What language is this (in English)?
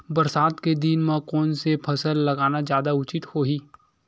Chhattisgarhi